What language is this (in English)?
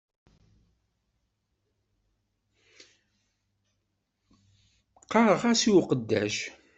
Kabyle